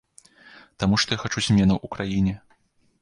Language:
Belarusian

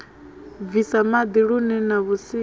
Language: Venda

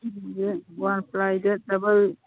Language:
Manipuri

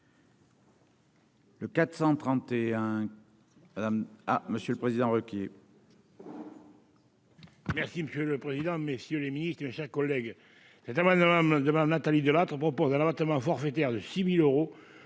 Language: French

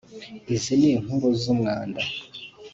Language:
Kinyarwanda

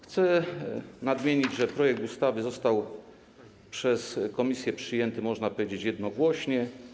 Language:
Polish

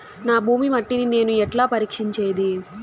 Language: Telugu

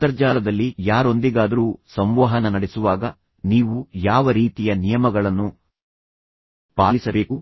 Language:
Kannada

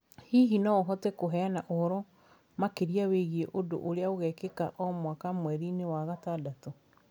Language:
Kikuyu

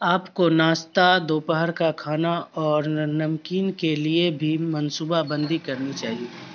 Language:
Urdu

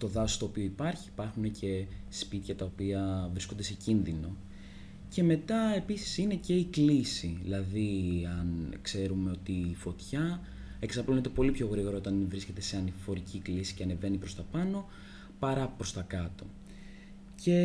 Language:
Greek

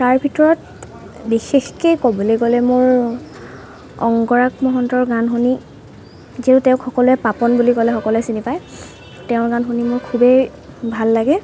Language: Assamese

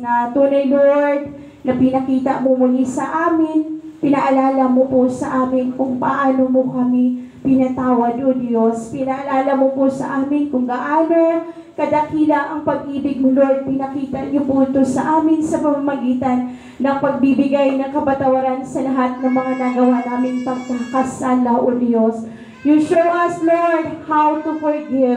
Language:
Filipino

